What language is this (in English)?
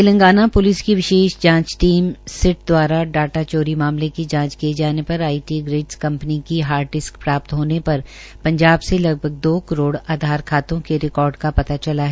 Hindi